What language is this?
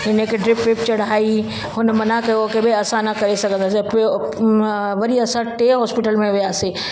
Sindhi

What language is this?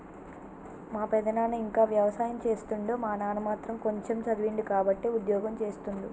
Telugu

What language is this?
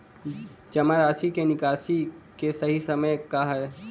Bhojpuri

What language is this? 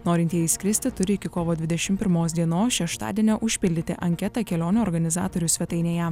Lithuanian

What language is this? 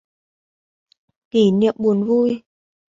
Vietnamese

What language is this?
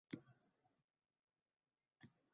Uzbek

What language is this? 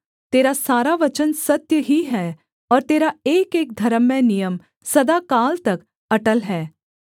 Hindi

